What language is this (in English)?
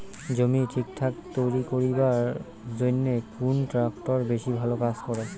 Bangla